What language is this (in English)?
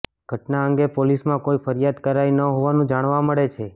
Gujarati